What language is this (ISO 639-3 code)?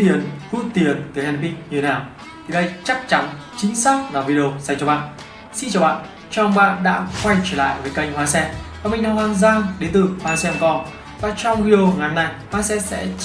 vie